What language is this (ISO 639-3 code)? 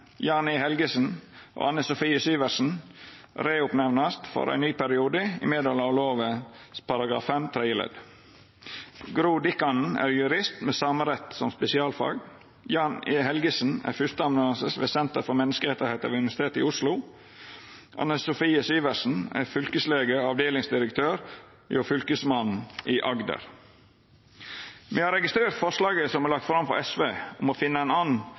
nno